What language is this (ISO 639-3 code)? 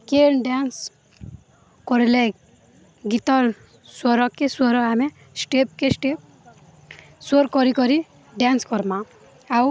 ori